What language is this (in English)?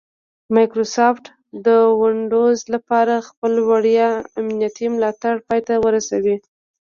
Pashto